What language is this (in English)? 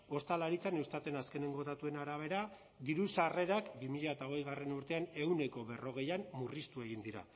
Basque